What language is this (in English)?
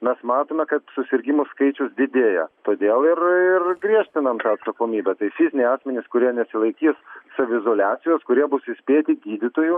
Lithuanian